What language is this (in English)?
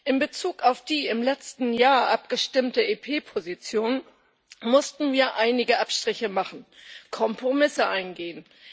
German